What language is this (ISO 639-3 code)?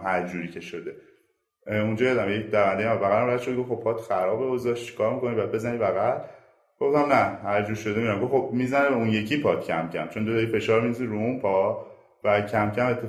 fas